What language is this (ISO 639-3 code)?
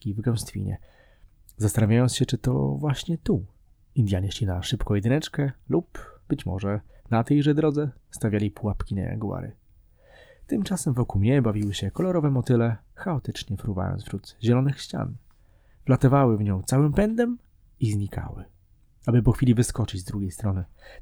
pol